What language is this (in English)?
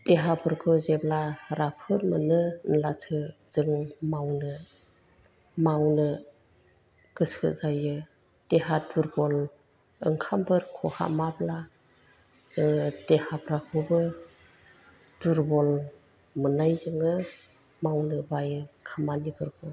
Bodo